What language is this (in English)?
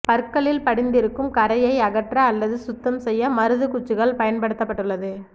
Tamil